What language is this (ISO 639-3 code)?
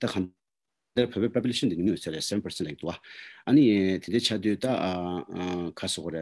ron